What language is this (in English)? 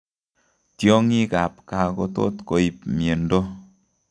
Kalenjin